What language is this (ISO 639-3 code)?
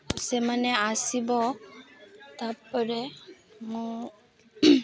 ori